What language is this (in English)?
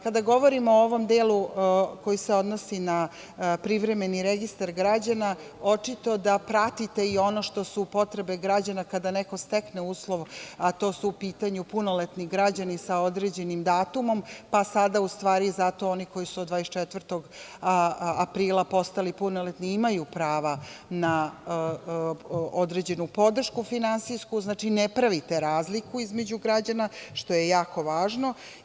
Serbian